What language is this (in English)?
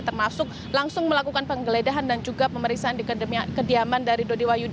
Indonesian